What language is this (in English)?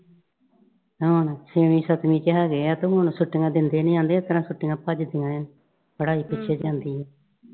Punjabi